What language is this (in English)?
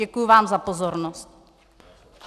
Czech